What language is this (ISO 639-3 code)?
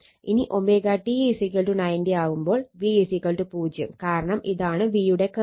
mal